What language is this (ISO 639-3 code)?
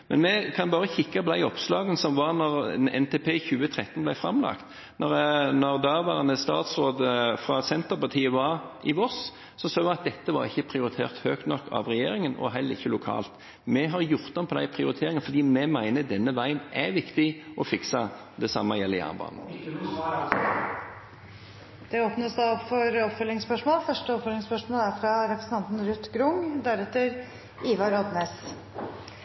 nor